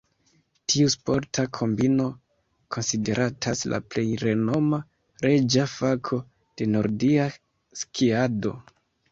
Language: Esperanto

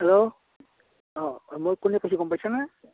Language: Assamese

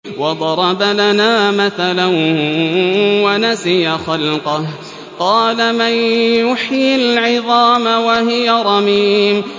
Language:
Arabic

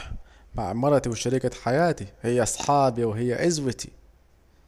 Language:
Saidi Arabic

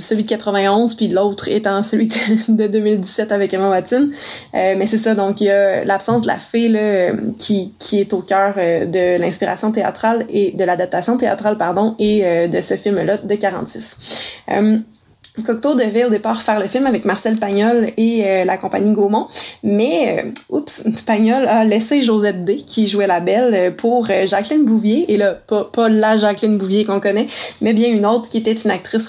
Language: French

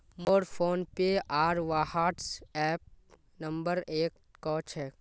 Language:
Magahi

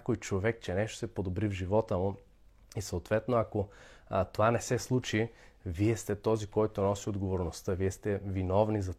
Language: Bulgarian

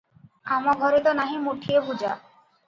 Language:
Odia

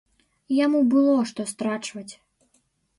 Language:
Belarusian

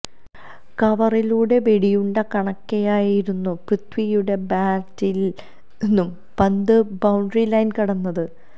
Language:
Malayalam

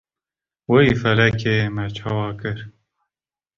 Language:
Kurdish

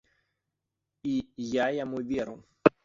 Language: Belarusian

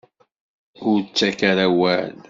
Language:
Kabyle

